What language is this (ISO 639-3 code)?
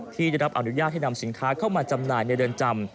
tha